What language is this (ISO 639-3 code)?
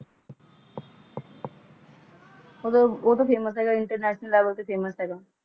pan